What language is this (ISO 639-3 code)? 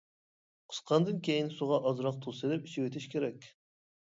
uig